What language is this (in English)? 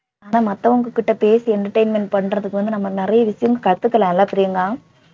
Tamil